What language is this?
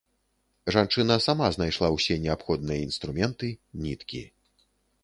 Belarusian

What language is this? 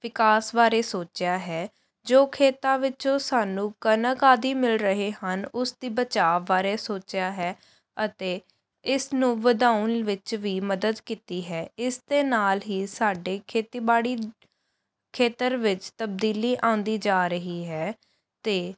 Punjabi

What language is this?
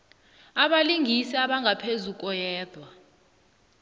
South Ndebele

